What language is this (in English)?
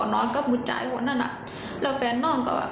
Thai